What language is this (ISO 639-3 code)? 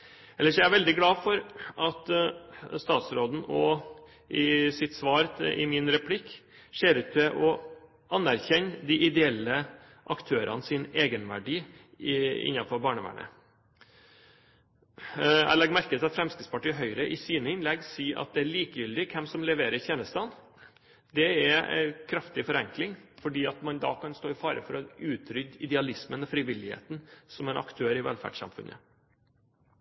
nob